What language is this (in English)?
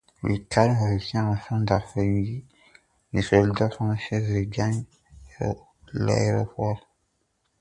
French